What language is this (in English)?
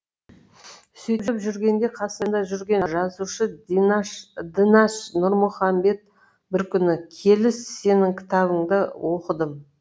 Kazakh